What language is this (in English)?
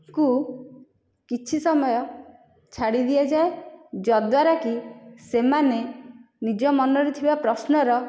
Odia